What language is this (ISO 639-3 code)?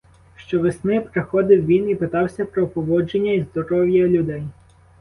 ukr